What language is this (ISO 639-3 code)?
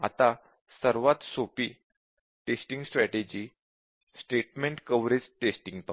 mar